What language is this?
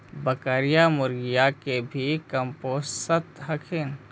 Magahi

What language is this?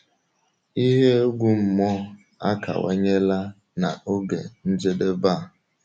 Igbo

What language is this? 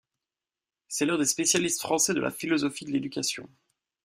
French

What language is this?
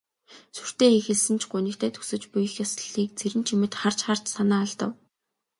Mongolian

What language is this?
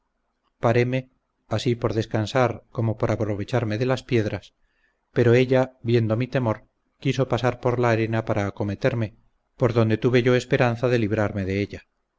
Spanish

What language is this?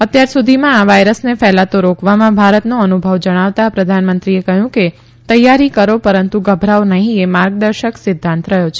Gujarati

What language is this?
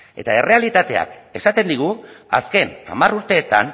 Basque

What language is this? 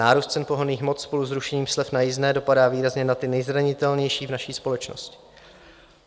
Czech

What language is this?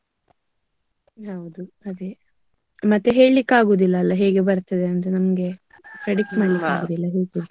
Kannada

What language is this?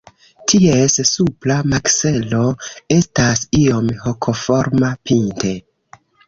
Esperanto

